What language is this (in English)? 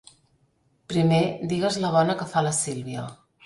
Catalan